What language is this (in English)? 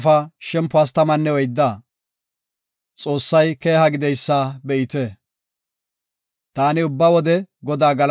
Gofa